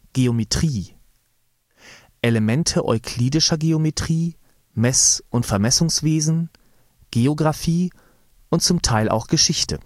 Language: German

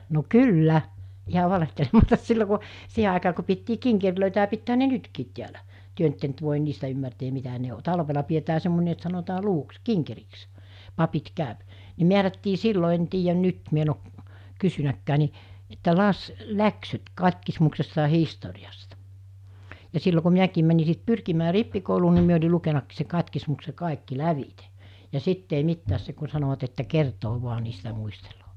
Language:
Finnish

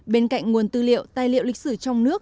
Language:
Vietnamese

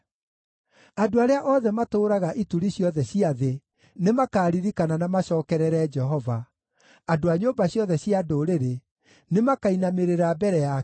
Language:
Kikuyu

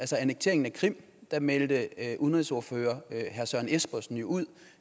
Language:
Danish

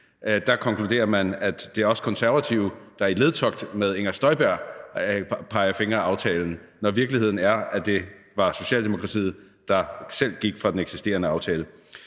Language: Danish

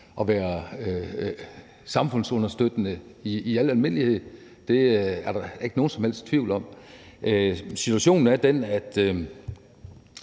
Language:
Danish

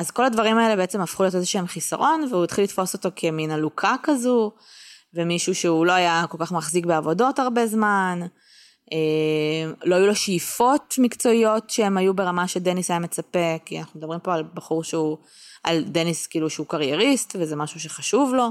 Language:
Hebrew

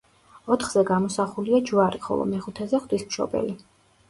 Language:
Georgian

